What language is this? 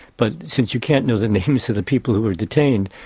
English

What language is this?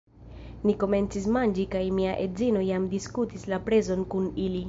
Esperanto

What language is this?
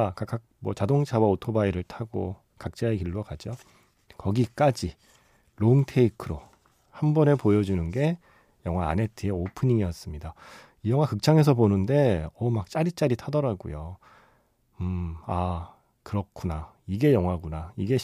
Korean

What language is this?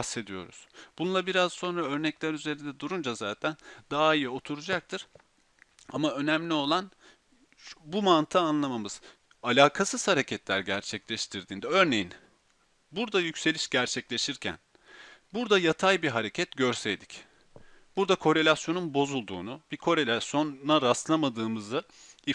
Turkish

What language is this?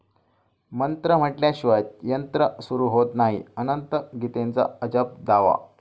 Marathi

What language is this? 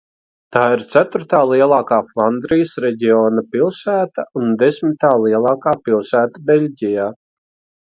Latvian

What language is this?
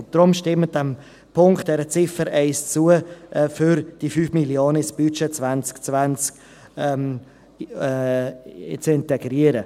Swiss German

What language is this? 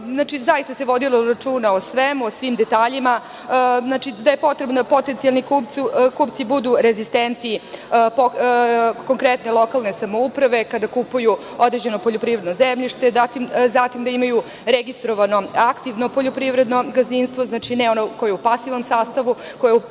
Serbian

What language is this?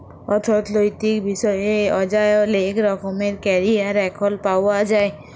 Bangla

